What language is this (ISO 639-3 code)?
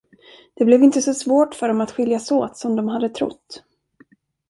swe